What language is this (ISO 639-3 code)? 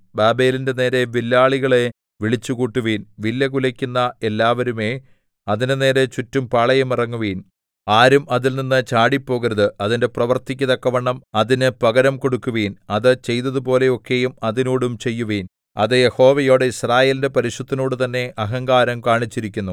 mal